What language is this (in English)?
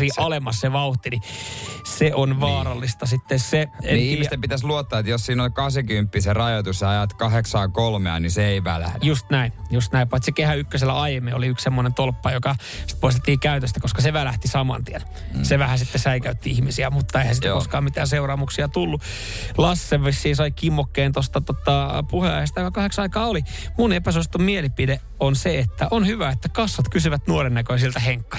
Finnish